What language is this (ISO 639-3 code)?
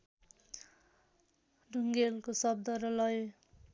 nep